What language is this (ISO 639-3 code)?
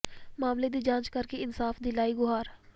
pan